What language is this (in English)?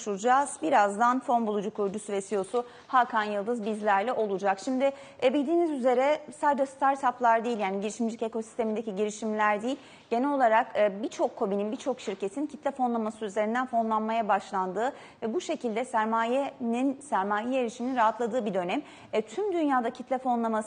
Turkish